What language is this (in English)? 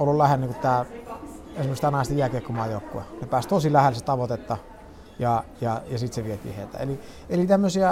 Finnish